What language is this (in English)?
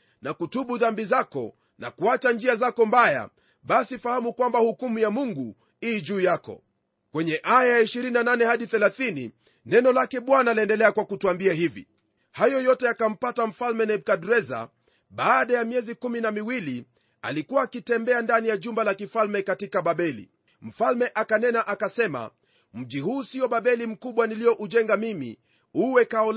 Swahili